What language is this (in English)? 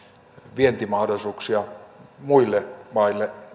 Finnish